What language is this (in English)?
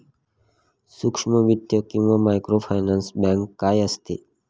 Marathi